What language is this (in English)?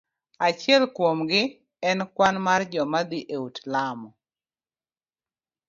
Luo (Kenya and Tanzania)